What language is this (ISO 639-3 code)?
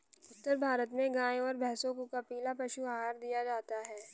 hin